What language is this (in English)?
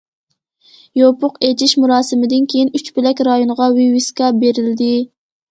Uyghur